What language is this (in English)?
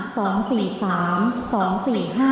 Thai